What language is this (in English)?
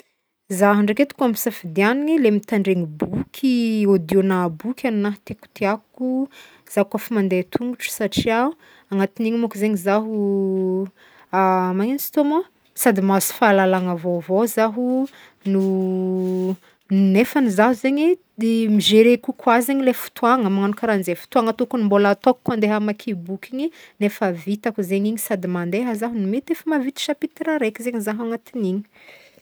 Northern Betsimisaraka Malagasy